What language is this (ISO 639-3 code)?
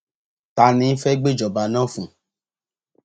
yor